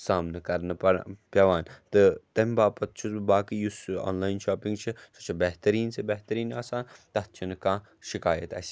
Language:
Kashmiri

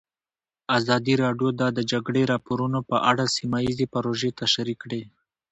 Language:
Pashto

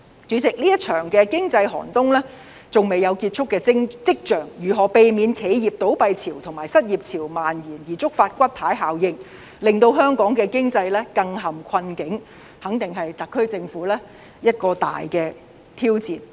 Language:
Cantonese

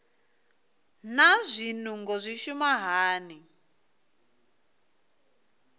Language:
Venda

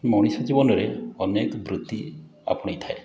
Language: Odia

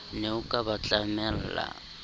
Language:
Southern Sotho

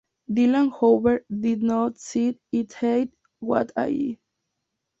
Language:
Spanish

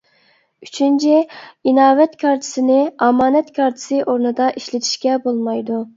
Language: Uyghur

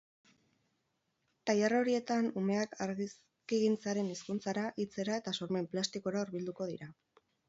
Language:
Basque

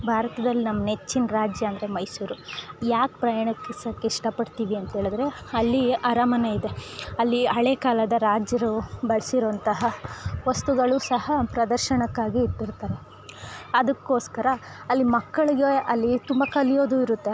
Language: Kannada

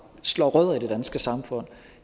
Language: Danish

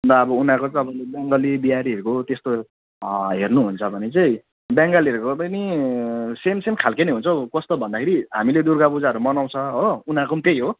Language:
Nepali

